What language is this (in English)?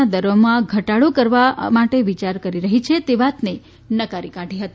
Gujarati